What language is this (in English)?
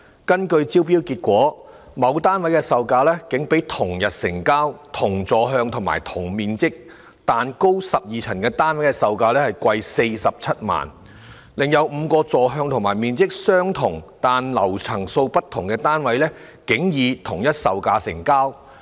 Cantonese